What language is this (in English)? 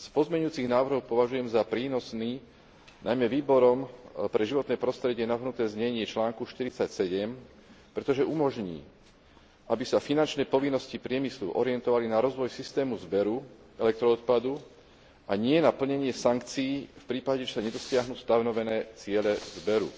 Slovak